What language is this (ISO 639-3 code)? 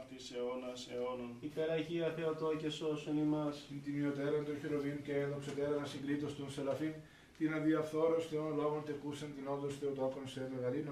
ell